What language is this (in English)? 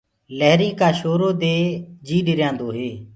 Gurgula